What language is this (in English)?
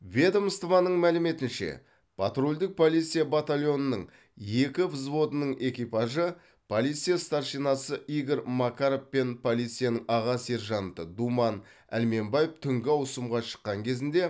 Kazakh